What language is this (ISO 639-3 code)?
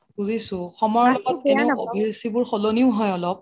asm